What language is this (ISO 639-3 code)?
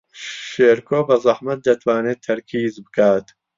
ckb